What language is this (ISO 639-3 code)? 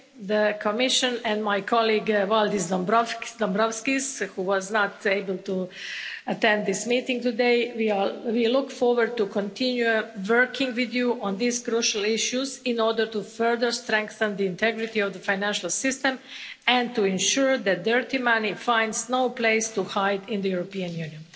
eng